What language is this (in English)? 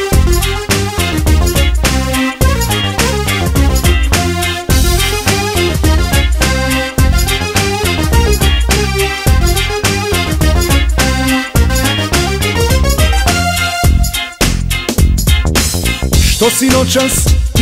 Korean